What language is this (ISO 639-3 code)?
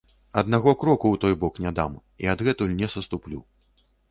bel